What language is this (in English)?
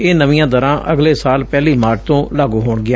Punjabi